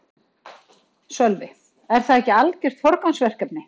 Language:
Icelandic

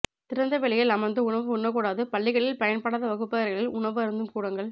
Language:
Tamil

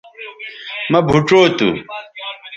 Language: Bateri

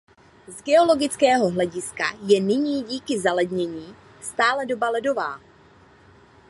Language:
Czech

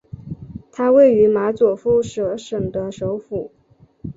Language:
Chinese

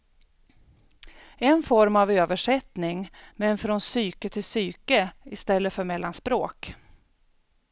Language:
Swedish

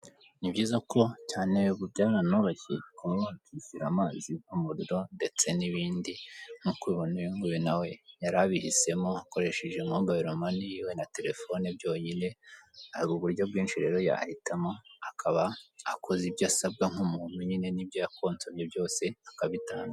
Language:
Kinyarwanda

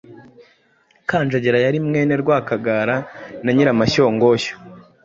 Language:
Kinyarwanda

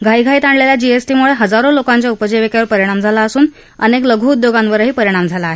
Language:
Marathi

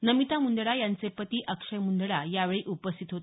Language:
Marathi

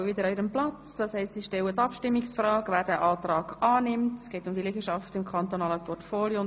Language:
Swiss German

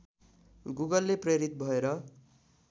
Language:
Nepali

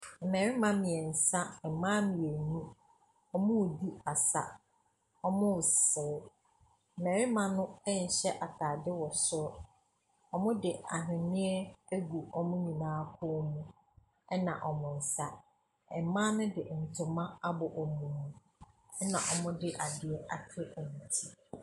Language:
Akan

